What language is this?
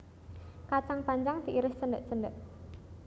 Javanese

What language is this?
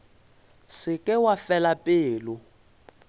Northern Sotho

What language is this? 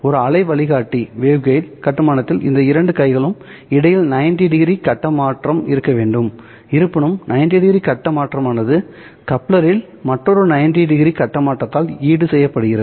Tamil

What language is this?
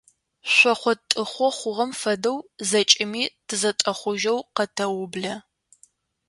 Adyghe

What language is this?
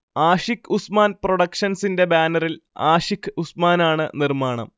Malayalam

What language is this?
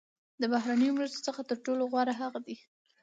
Pashto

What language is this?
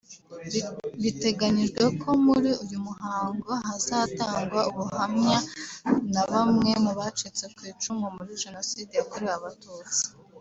Kinyarwanda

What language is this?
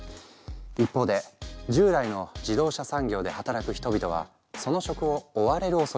Japanese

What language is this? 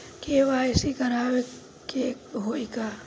Bhojpuri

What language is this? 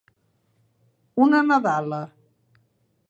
Catalan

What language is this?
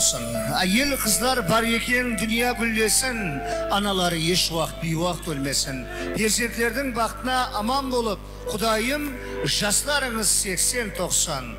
Turkish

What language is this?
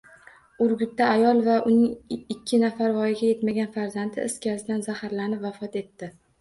Uzbek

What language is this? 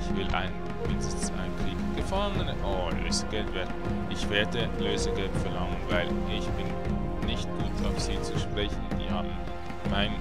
German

